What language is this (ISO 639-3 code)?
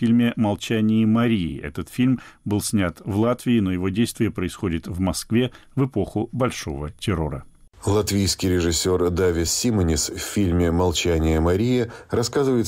rus